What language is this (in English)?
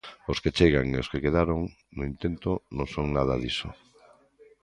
Galician